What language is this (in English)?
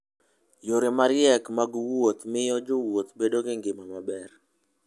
Luo (Kenya and Tanzania)